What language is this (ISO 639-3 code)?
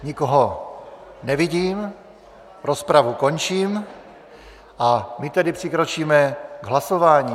ces